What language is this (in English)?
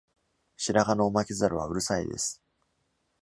Japanese